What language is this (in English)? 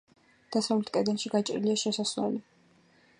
Georgian